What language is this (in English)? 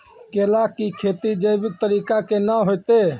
Maithili